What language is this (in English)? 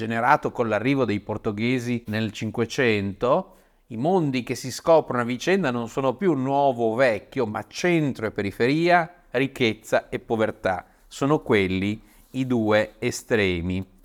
Italian